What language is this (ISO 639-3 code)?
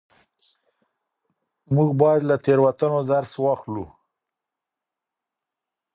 pus